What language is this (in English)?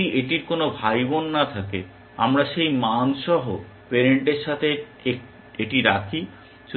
Bangla